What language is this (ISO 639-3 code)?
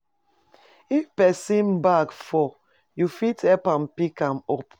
pcm